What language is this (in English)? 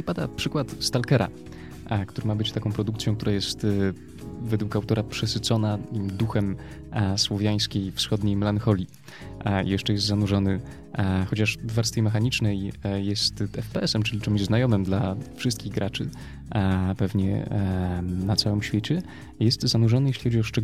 Polish